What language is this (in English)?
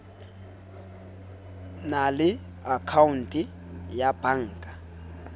Southern Sotho